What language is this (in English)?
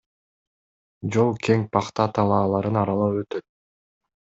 Kyrgyz